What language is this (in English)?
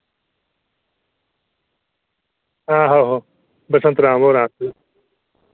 Dogri